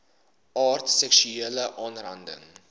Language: Afrikaans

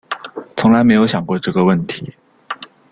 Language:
Chinese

